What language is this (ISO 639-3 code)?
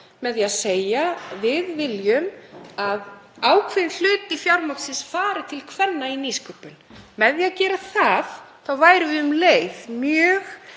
isl